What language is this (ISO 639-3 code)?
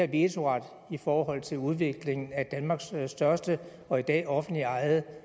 dan